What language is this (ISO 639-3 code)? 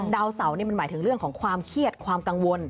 tha